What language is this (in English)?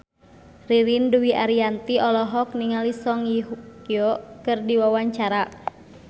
Sundanese